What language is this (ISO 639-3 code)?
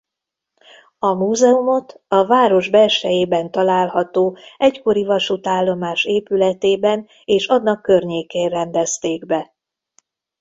hun